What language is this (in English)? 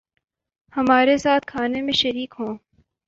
Urdu